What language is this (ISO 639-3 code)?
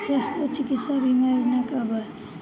bho